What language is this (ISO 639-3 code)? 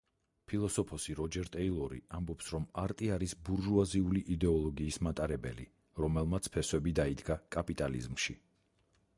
kat